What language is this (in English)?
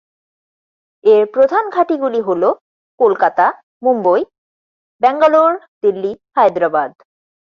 Bangla